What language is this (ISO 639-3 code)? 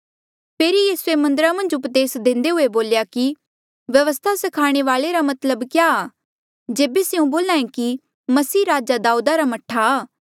mjl